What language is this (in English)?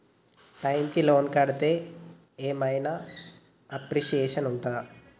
Telugu